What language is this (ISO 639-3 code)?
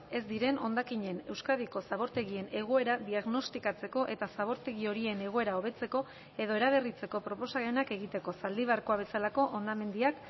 eus